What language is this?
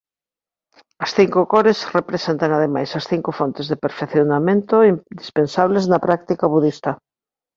Galician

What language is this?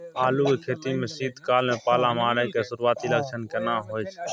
Maithili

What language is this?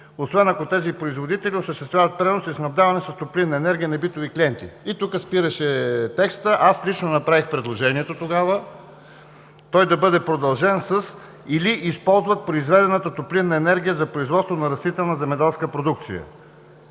Bulgarian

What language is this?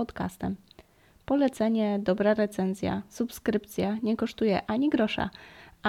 Polish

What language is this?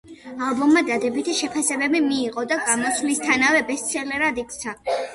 Georgian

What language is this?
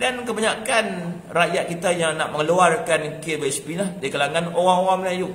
Malay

